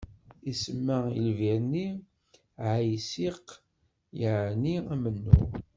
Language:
Kabyle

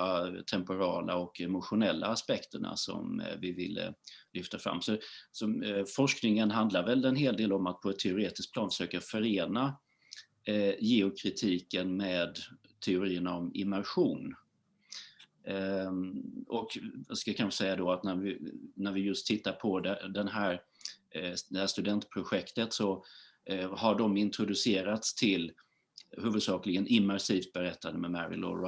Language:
Swedish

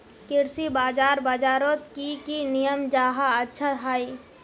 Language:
Magahi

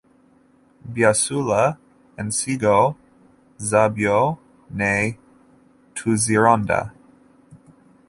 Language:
Ganda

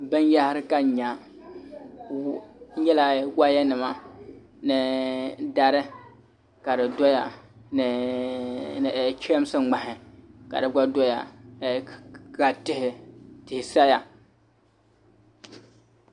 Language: Dagbani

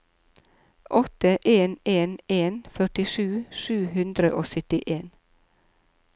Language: Norwegian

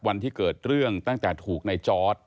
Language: Thai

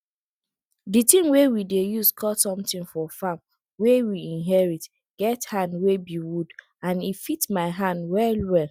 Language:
Nigerian Pidgin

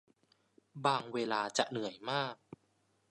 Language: Thai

